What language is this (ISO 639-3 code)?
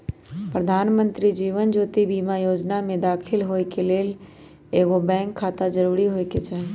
mag